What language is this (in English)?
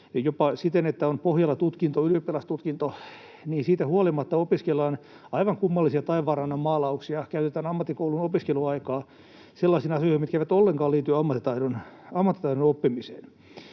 Finnish